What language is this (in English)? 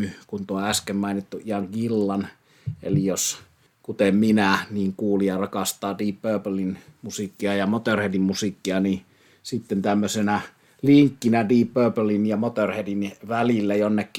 Finnish